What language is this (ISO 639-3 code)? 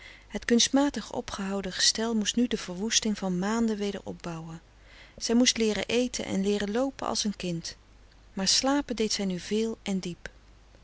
nld